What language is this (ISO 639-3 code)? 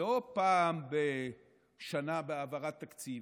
heb